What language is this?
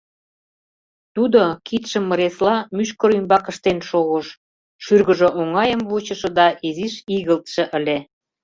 Mari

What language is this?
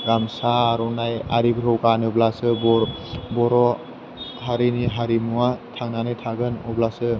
Bodo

